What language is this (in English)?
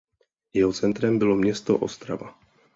Czech